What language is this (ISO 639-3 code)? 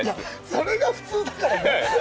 jpn